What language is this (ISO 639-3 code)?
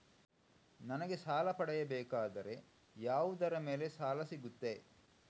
kan